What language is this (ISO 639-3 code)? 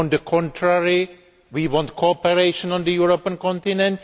eng